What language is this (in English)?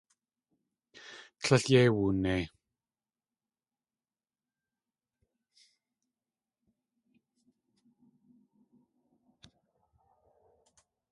Tlingit